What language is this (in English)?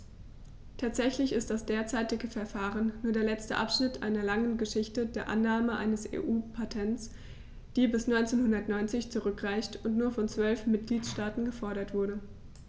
German